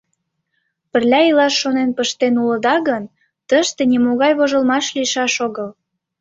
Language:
Mari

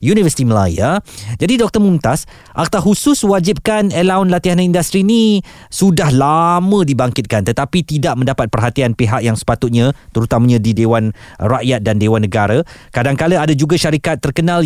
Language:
Malay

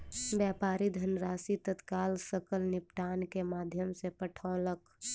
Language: Maithili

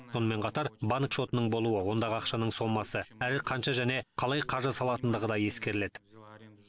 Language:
Kazakh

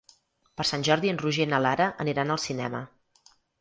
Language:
Catalan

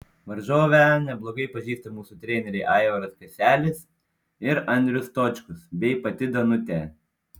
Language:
Lithuanian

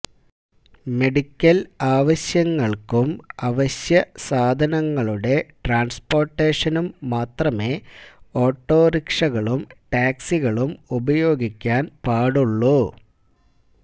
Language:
Malayalam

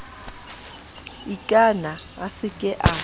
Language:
Southern Sotho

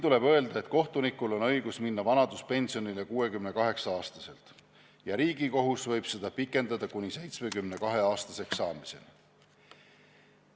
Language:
Estonian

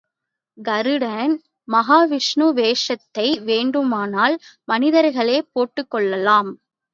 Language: Tamil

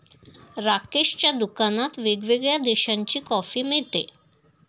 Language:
Marathi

